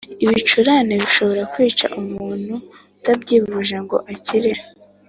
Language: Kinyarwanda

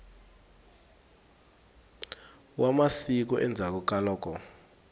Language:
Tsonga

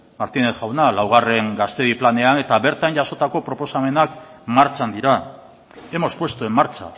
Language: Basque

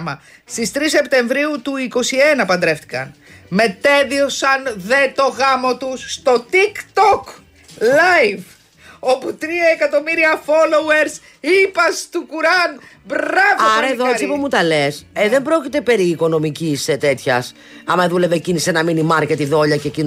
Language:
Greek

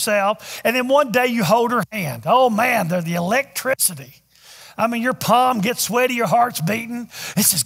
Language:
English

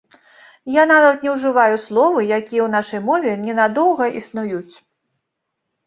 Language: Belarusian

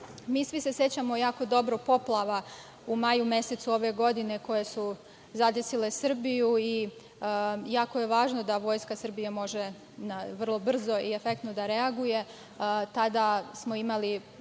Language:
Serbian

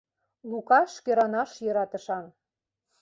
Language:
Mari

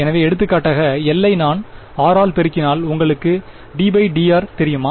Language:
Tamil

